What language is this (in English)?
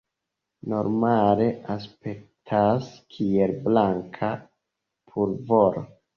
Esperanto